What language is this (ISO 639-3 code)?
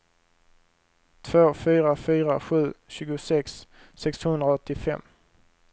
swe